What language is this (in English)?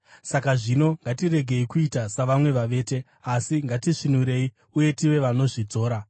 Shona